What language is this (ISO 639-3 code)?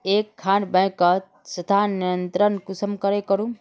mag